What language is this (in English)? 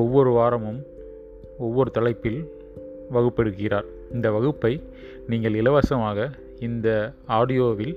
Tamil